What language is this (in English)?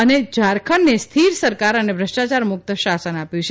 Gujarati